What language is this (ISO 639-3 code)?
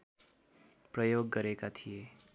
nep